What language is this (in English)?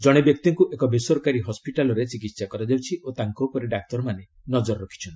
Odia